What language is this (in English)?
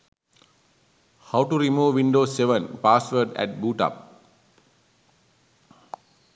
Sinhala